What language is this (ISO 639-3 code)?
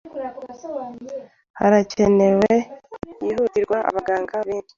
kin